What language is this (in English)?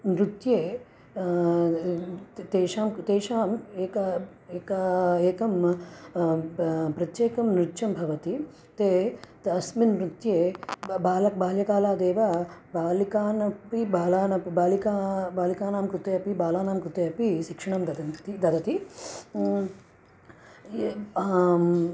Sanskrit